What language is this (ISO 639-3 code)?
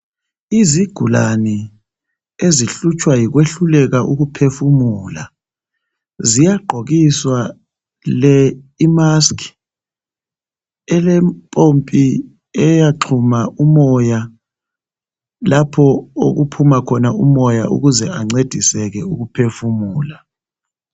nde